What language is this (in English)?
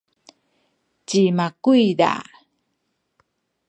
Sakizaya